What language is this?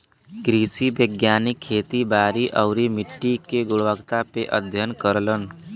Bhojpuri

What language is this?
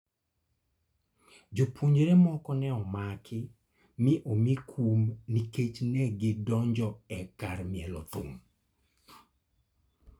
Luo (Kenya and Tanzania)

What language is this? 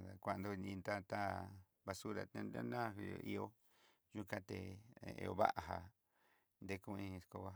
Southeastern Nochixtlán Mixtec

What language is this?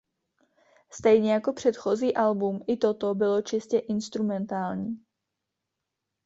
Czech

